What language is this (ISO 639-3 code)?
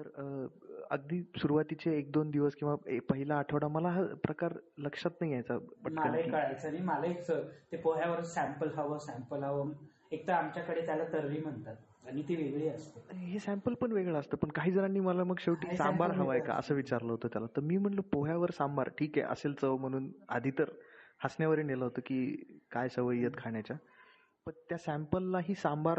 mar